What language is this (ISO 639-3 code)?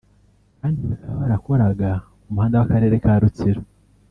kin